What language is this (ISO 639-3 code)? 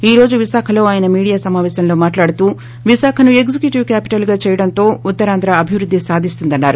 tel